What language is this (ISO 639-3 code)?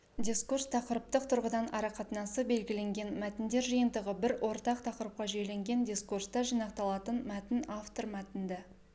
kaz